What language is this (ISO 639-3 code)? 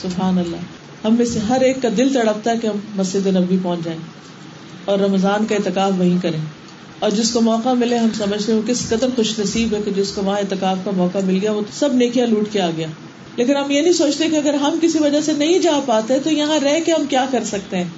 urd